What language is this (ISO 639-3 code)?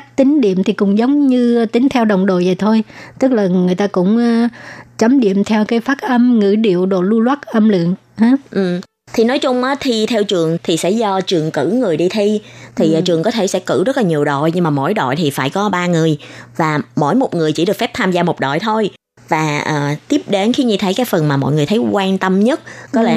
vie